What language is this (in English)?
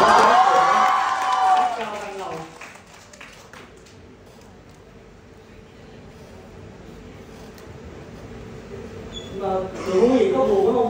Vietnamese